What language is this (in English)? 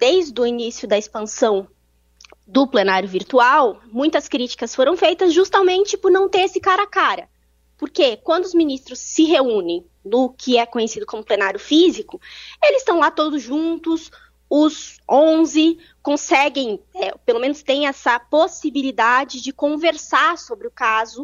Portuguese